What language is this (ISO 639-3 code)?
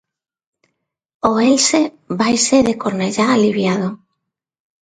glg